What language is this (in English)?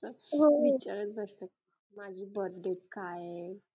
Marathi